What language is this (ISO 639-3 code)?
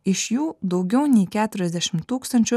lit